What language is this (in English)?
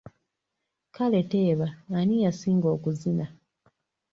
Ganda